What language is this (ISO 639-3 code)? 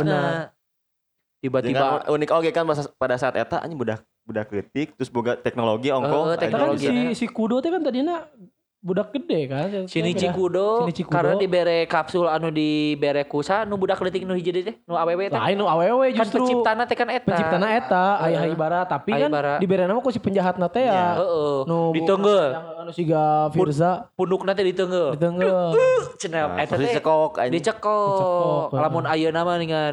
ind